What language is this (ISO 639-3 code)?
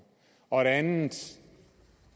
dan